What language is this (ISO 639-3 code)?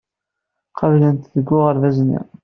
kab